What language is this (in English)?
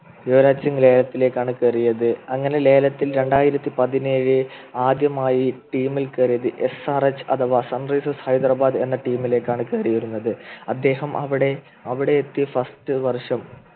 Malayalam